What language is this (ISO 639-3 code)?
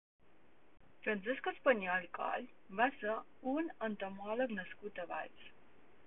cat